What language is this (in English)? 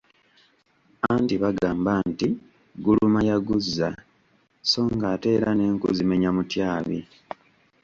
Ganda